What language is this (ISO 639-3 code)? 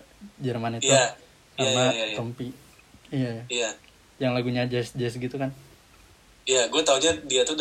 ind